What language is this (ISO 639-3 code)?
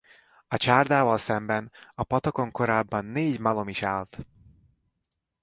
hun